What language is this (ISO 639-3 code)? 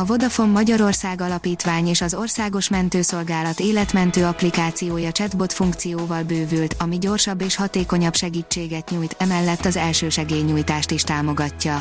hun